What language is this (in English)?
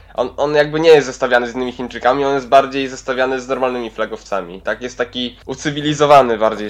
Polish